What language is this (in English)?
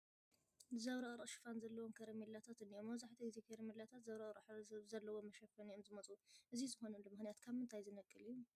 Tigrinya